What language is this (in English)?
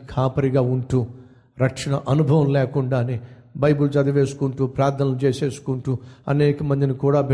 Telugu